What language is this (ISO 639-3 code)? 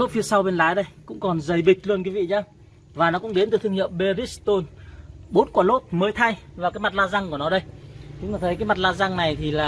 vie